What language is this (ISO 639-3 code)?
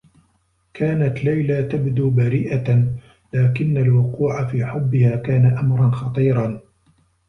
ara